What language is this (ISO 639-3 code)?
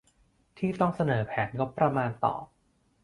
tha